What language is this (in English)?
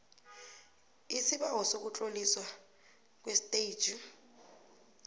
South Ndebele